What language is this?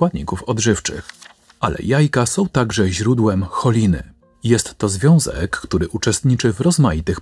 Polish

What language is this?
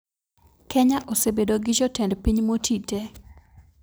Luo (Kenya and Tanzania)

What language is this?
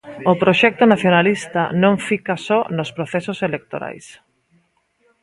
Galician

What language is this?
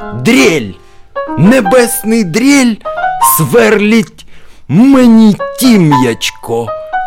Ukrainian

